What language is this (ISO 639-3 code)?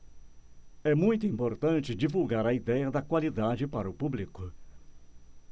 por